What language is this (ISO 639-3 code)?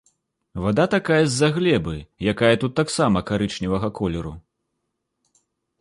bel